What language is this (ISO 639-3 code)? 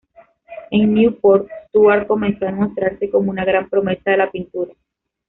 spa